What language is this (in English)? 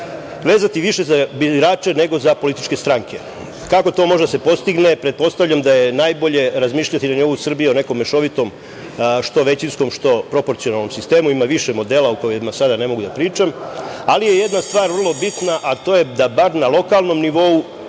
Serbian